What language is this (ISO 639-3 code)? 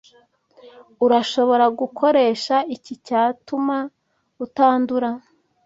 kin